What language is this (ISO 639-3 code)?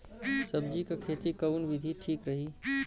bho